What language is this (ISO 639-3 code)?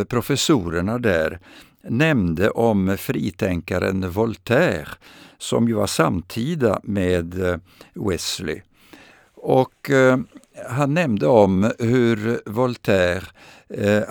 swe